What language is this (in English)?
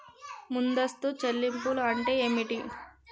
Telugu